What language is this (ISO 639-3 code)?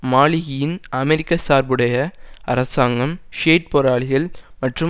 tam